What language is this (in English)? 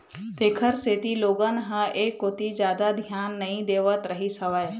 Chhattisgarhi